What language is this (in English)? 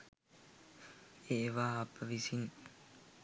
Sinhala